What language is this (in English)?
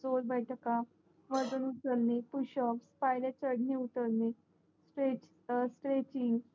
Marathi